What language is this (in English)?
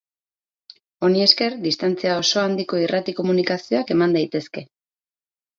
Basque